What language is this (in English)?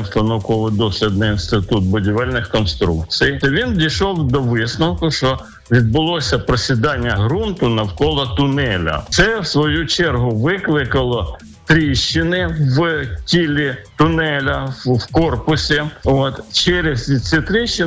Ukrainian